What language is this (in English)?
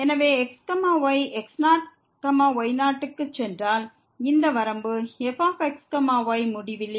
Tamil